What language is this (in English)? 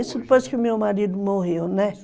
Portuguese